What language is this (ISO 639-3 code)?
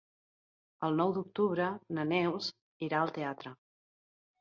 cat